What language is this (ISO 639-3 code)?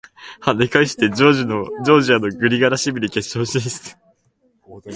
jpn